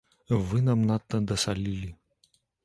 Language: Belarusian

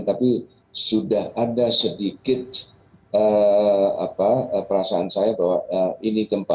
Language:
Indonesian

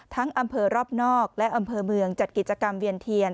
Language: Thai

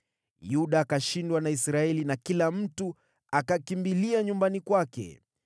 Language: Swahili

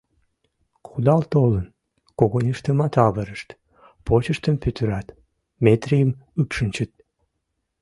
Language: Mari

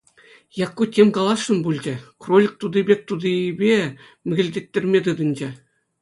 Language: Chuvash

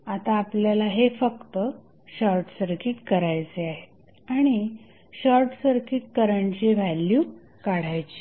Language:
Marathi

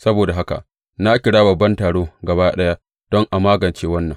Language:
Hausa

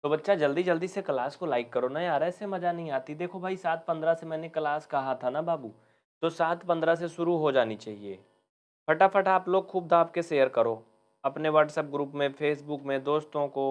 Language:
Hindi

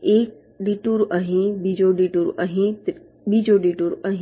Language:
Gujarati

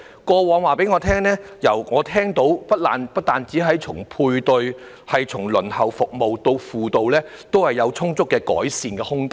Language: Cantonese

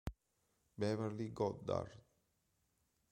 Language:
Italian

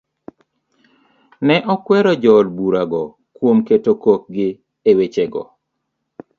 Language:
Luo (Kenya and Tanzania)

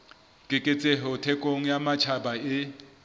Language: Southern Sotho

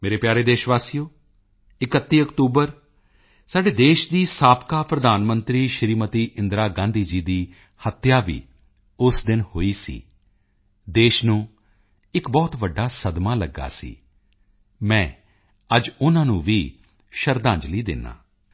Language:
Punjabi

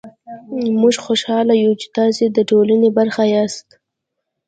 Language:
Pashto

